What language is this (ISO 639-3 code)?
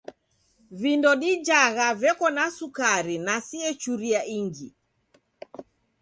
dav